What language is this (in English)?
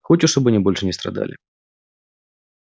Russian